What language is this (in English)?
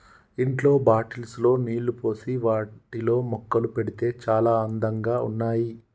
Telugu